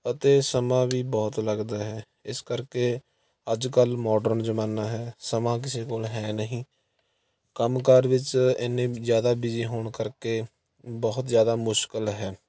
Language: Punjabi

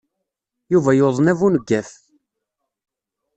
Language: Kabyle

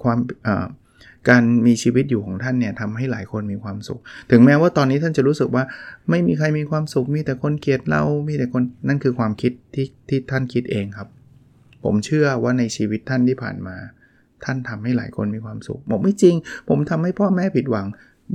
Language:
Thai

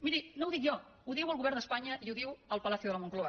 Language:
Catalan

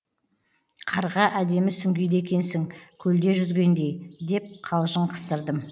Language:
Kazakh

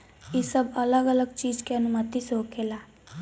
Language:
Bhojpuri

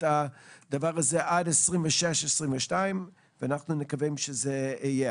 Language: Hebrew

